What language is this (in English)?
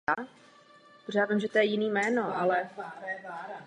Czech